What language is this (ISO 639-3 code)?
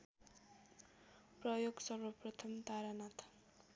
nep